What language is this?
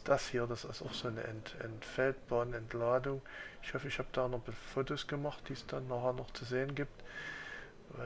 German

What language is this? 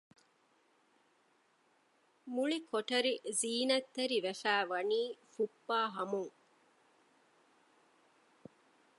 Divehi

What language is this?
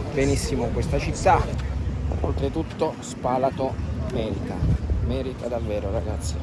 Italian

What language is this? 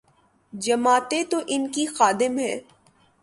Urdu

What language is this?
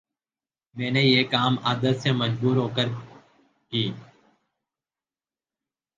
Urdu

